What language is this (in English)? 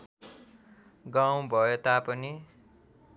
Nepali